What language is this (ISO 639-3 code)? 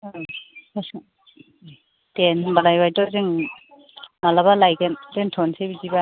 brx